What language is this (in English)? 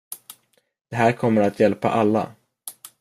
Swedish